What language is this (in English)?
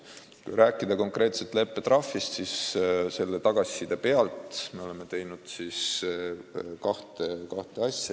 Estonian